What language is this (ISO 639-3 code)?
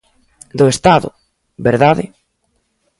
glg